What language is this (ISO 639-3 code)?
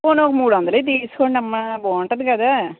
tel